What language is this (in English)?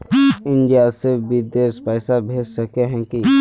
Magahi